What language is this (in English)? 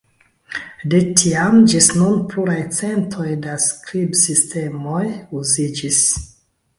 Esperanto